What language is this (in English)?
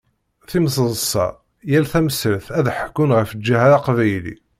Kabyle